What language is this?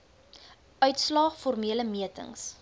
Afrikaans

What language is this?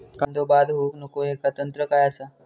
Marathi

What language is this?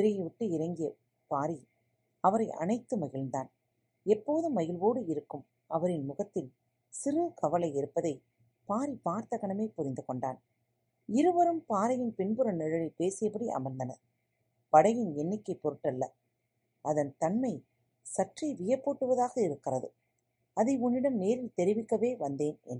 Tamil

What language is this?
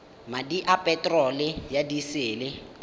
Tswana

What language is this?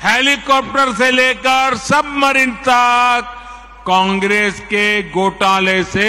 Hindi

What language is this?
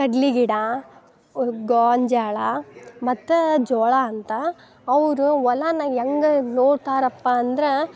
Kannada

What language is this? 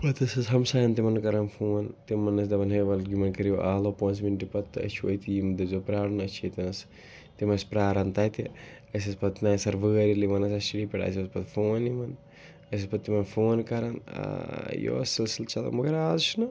Kashmiri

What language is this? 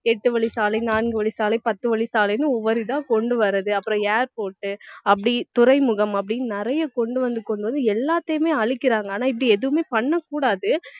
Tamil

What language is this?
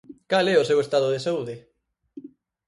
Galician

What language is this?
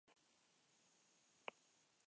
Basque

